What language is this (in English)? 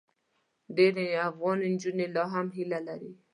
Pashto